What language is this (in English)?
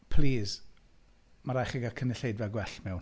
Welsh